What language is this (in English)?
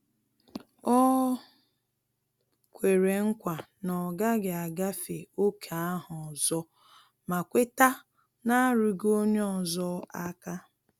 Igbo